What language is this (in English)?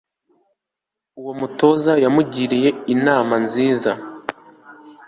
Kinyarwanda